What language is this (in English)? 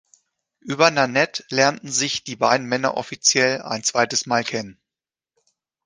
German